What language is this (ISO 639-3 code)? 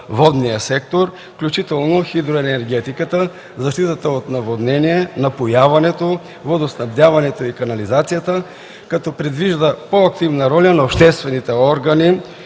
bul